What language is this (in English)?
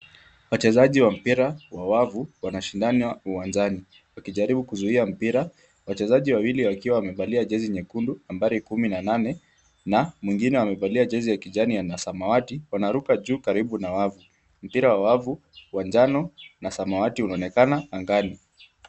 Swahili